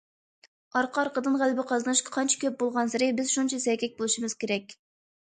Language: Uyghur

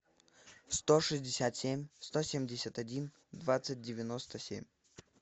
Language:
Russian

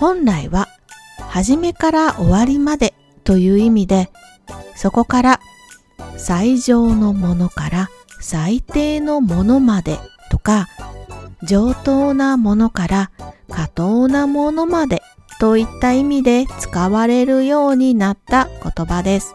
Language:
Japanese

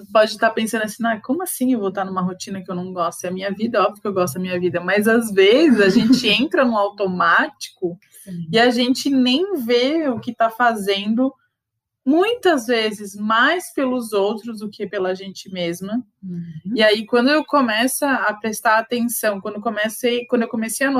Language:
Portuguese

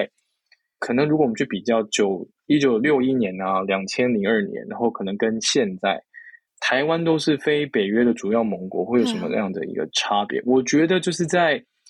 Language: Chinese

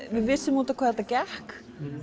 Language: Icelandic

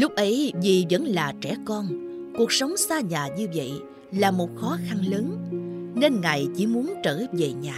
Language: Vietnamese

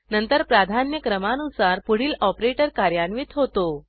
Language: Marathi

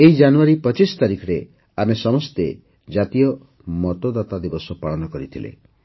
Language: Odia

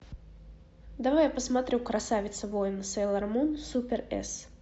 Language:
Russian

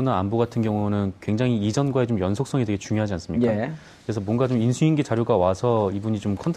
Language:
Korean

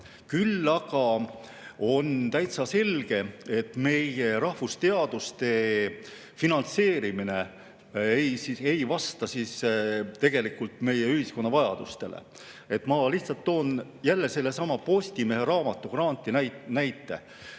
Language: Estonian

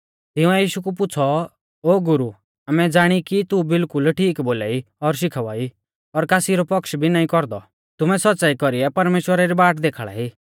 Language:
Mahasu Pahari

